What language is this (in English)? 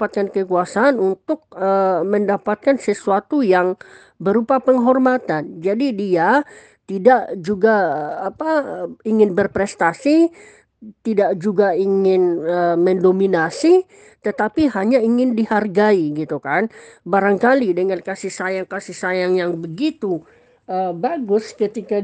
Indonesian